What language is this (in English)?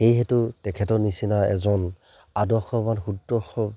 Assamese